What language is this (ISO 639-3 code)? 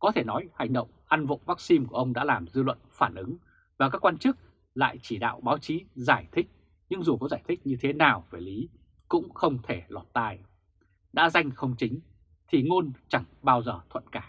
vie